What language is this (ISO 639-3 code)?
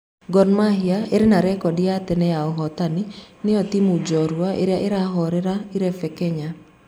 kik